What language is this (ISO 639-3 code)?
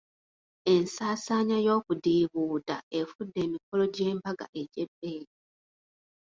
lug